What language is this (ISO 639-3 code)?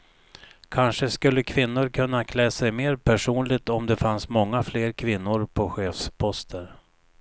swe